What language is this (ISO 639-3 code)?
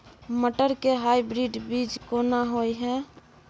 mai